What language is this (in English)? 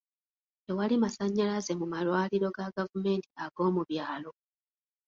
Ganda